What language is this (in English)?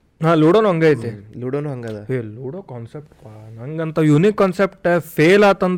Kannada